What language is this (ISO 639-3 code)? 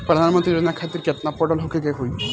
bho